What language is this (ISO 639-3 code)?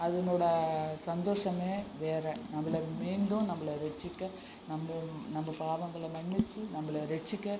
tam